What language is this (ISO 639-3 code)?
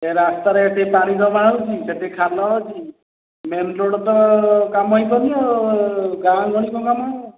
ori